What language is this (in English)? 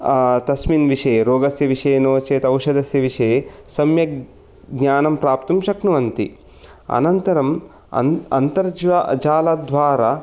Sanskrit